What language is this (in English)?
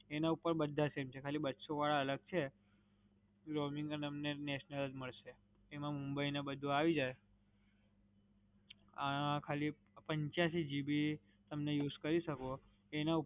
Gujarati